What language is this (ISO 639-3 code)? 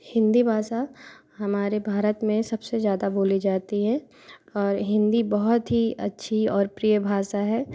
hin